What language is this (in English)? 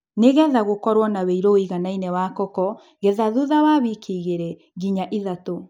Kikuyu